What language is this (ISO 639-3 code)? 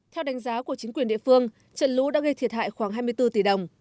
vie